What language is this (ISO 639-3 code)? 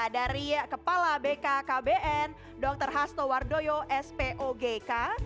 ind